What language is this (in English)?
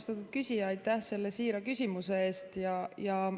Estonian